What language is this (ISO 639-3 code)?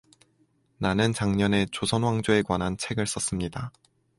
kor